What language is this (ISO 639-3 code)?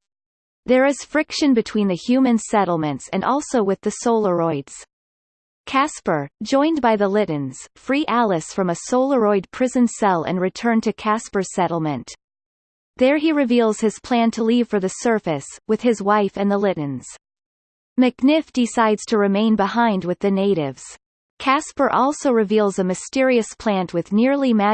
eng